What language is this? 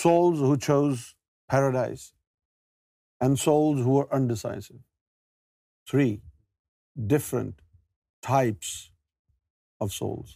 Urdu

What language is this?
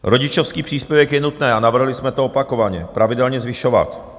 Czech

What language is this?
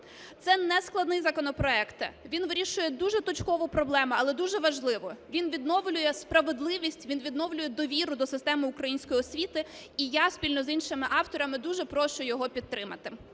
Ukrainian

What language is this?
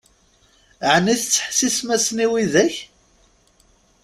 Kabyle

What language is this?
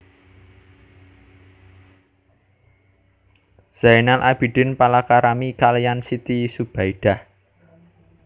Javanese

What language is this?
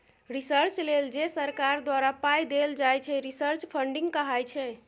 Maithili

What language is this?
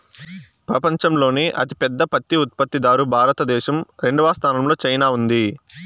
Telugu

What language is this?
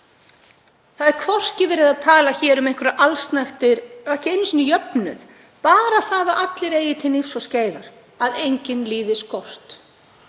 Icelandic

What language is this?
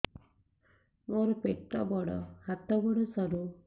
Odia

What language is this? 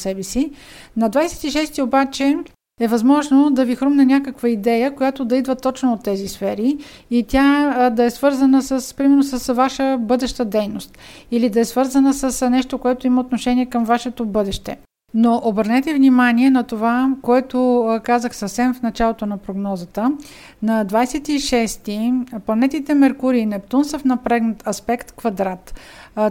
Bulgarian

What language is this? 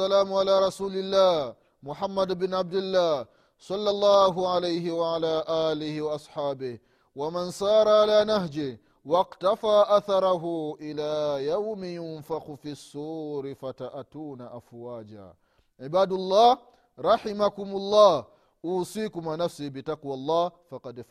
Swahili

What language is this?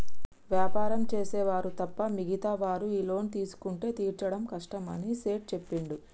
Telugu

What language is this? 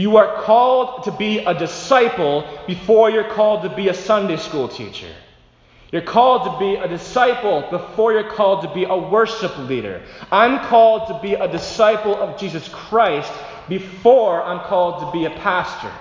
English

